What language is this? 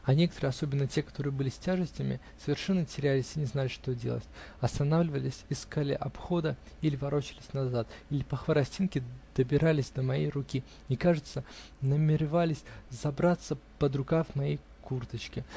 Russian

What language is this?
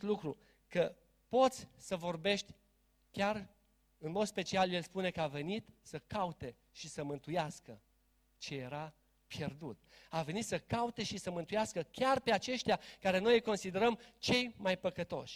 Romanian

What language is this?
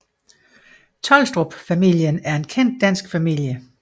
Danish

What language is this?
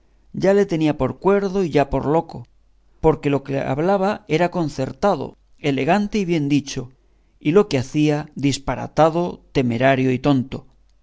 Spanish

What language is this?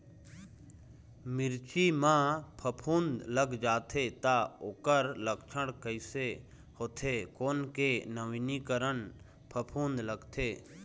Chhattisgarhi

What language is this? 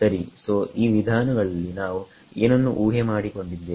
Kannada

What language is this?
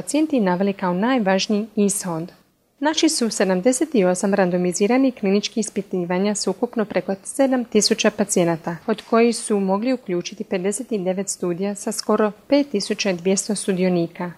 Croatian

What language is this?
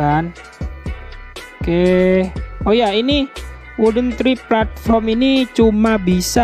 Indonesian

